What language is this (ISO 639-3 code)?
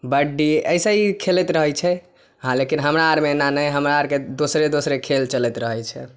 mai